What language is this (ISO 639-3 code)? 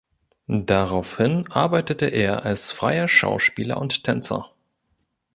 deu